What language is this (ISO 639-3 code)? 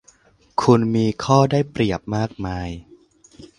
tha